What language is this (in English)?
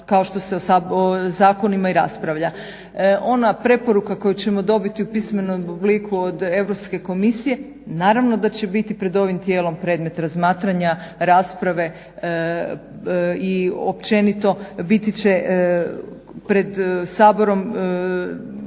Croatian